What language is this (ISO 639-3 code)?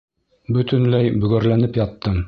bak